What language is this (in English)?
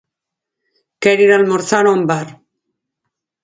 Galician